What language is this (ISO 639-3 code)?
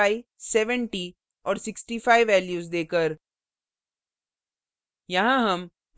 hin